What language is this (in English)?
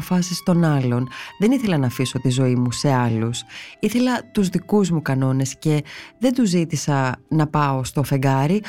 Greek